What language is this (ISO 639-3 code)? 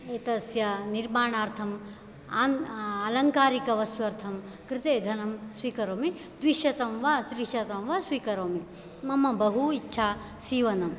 san